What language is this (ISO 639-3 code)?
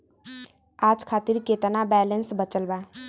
bho